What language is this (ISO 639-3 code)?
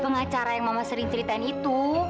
ind